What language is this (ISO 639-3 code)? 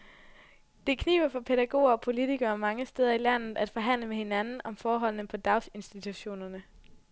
dan